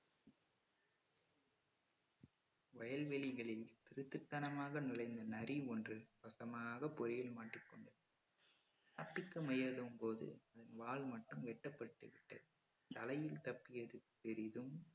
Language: Tamil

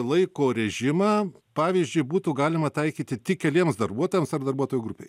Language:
Lithuanian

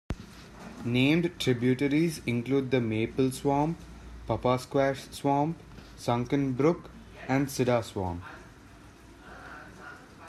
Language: English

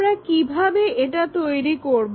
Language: Bangla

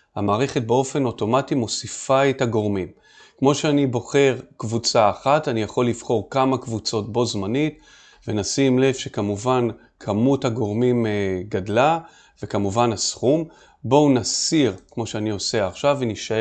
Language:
Hebrew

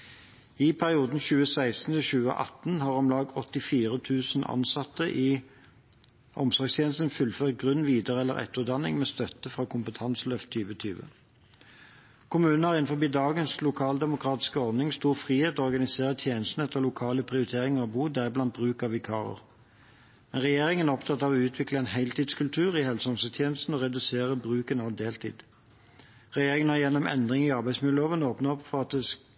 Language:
Norwegian Bokmål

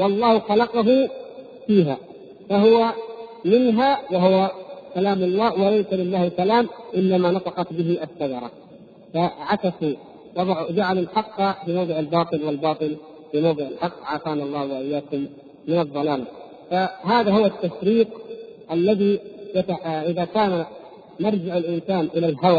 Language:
Arabic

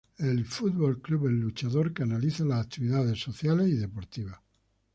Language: Spanish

